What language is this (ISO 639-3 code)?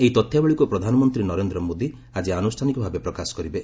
ori